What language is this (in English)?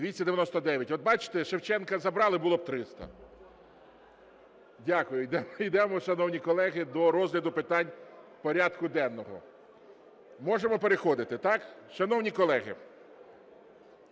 Ukrainian